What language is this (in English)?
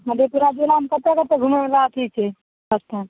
Maithili